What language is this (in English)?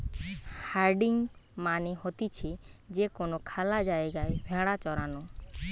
Bangla